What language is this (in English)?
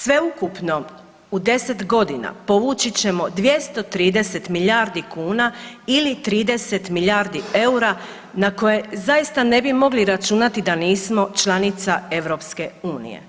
Croatian